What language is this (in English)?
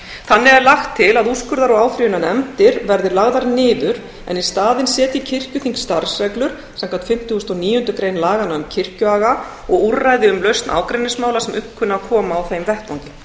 Icelandic